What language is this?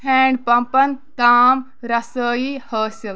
Kashmiri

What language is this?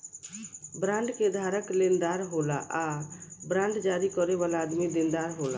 Bhojpuri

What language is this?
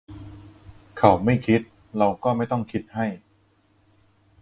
Thai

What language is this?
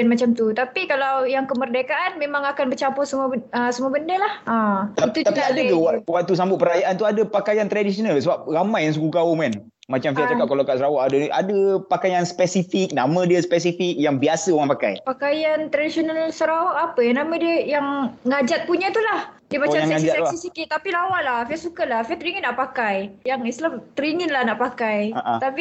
Malay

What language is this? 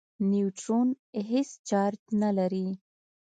Pashto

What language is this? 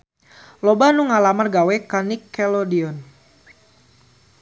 Sundanese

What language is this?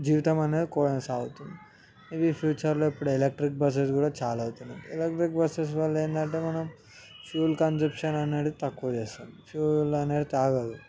Telugu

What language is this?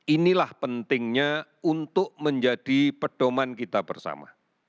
Indonesian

